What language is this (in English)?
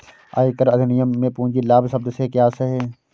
Hindi